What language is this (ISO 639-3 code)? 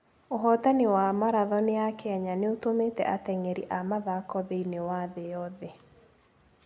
kik